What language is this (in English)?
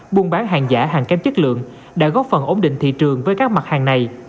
Vietnamese